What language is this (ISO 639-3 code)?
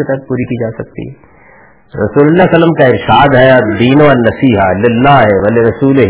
urd